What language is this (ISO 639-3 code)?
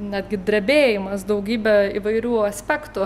lit